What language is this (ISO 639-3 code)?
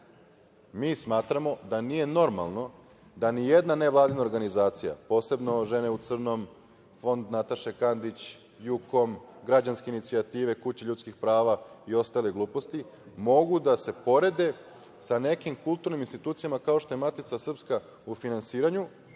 srp